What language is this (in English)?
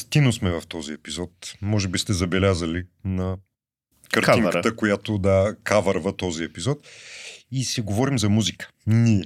Bulgarian